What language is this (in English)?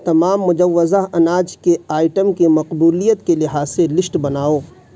Urdu